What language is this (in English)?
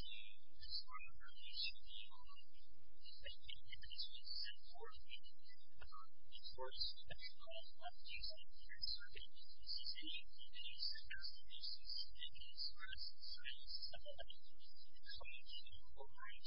English